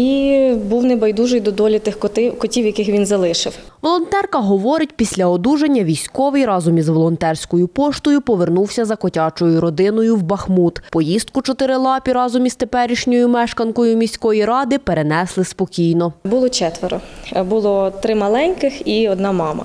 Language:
Ukrainian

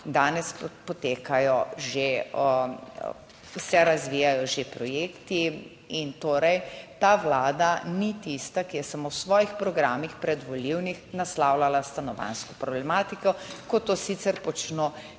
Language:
Slovenian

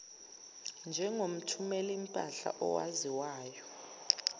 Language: Zulu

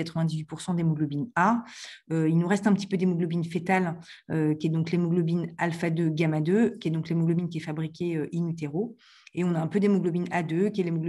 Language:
French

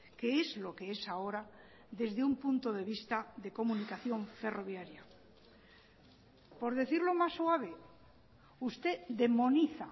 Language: Spanish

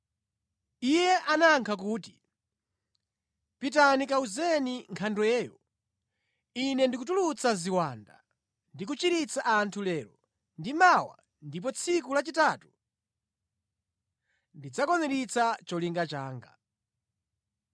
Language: Nyanja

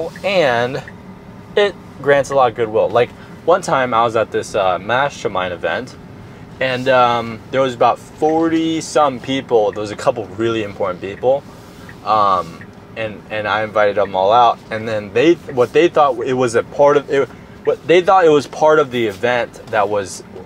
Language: English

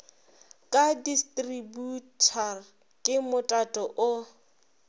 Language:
Northern Sotho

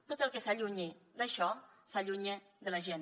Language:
Catalan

